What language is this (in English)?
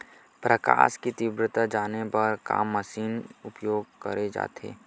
Chhattisgarhi